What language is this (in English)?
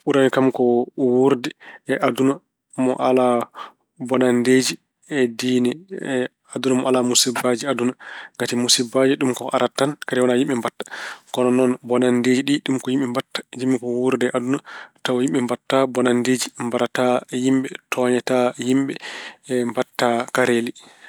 Fula